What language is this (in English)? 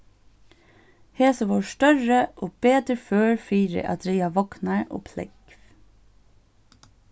Faroese